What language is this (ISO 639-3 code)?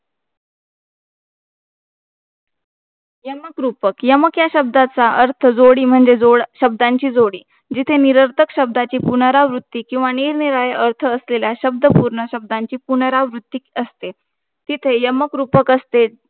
mar